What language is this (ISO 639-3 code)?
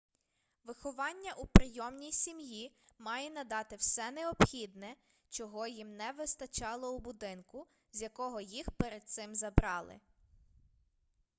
ukr